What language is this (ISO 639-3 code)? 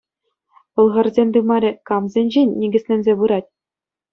chv